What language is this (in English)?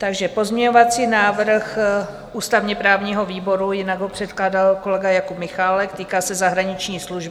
Czech